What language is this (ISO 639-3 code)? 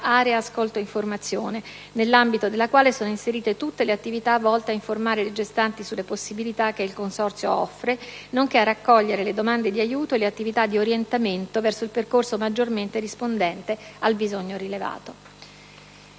ita